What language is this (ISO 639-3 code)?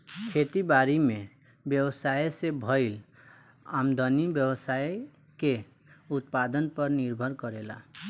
bho